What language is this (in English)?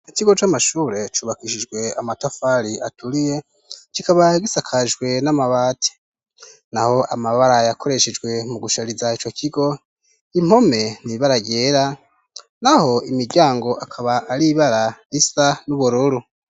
Rundi